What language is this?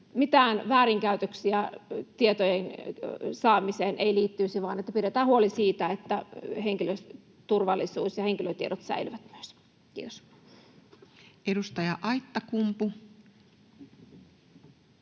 Finnish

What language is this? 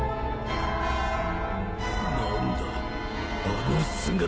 Japanese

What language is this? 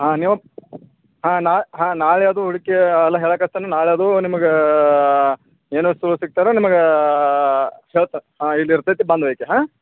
Kannada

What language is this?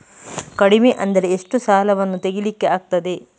Kannada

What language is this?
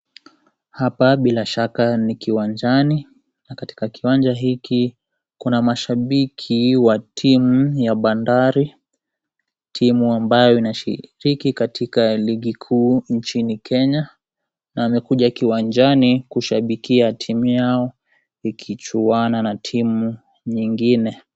Swahili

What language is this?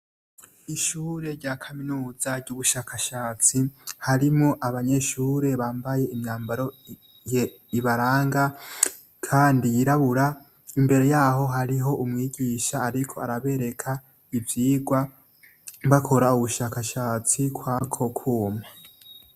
Rundi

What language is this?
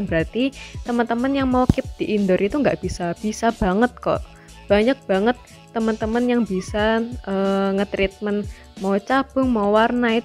Indonesian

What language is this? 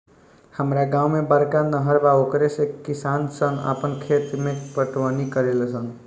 Bhojpuri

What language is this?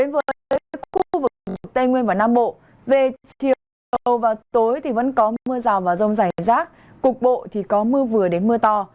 Vietnamese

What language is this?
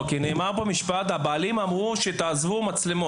Hebrew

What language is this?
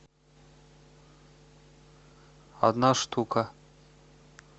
Russian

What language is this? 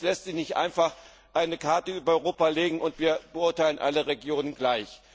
German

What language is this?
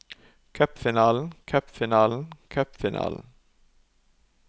Norwegian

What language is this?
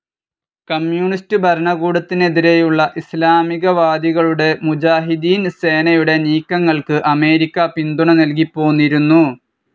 Malayalam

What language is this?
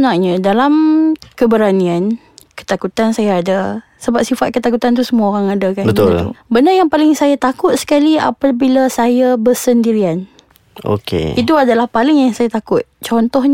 Malay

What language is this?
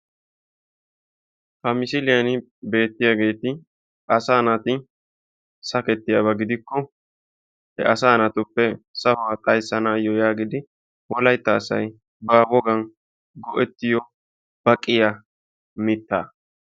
Wolaytta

